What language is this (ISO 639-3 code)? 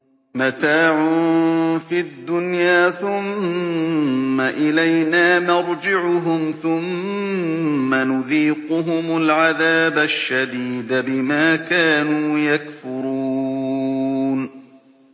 ara